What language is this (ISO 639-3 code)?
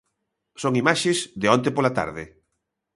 glg